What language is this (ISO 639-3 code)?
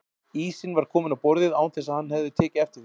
isl